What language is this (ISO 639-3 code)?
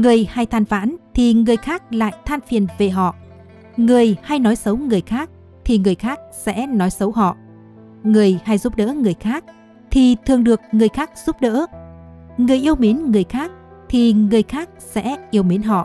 vie